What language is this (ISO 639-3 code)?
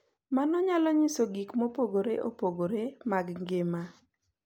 luo